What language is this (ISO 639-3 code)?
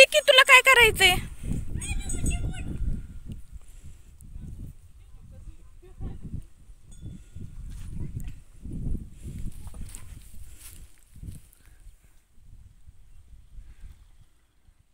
ron